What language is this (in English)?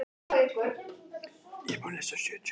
Icelandic